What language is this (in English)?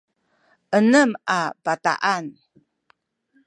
Sakizaya